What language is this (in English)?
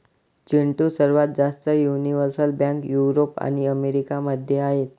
Marathi